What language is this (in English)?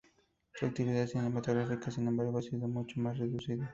Spanish